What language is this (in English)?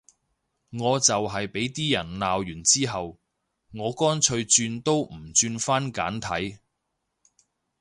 Cantonese